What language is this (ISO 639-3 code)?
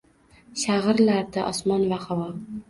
uzb